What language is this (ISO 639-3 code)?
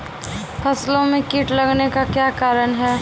mai